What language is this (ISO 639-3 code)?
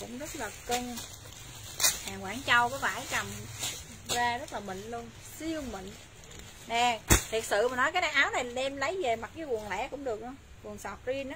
vie